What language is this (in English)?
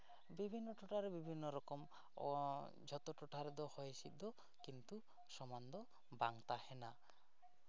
Santali